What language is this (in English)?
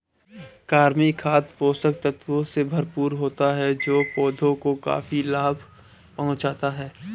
Hindi